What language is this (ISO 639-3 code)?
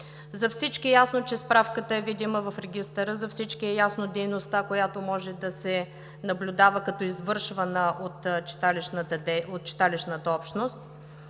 bul